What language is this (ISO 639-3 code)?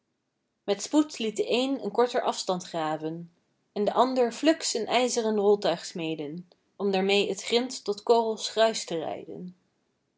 nld